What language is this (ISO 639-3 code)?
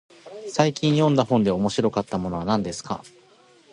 jpn